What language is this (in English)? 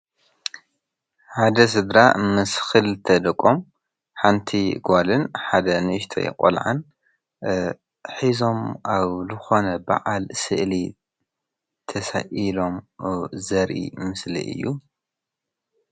Tigrinya